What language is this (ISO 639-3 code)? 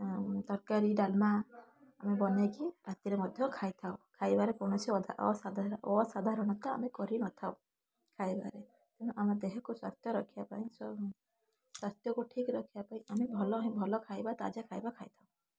ori